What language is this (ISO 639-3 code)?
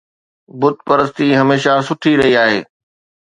snd